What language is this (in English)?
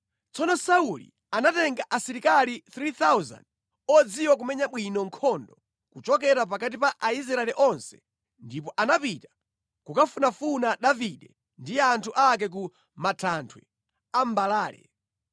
Nyanja